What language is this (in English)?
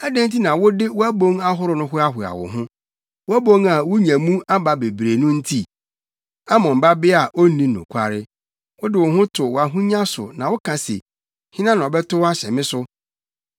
Akan